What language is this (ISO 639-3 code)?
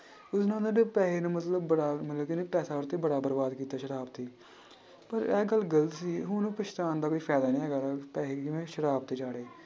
pan